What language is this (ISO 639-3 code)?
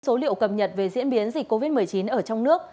vie